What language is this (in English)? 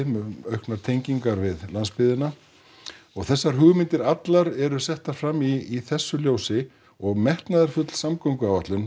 Icelandic